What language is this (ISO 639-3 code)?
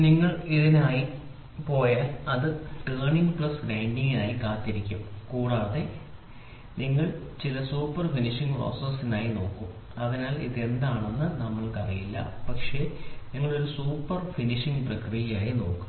mal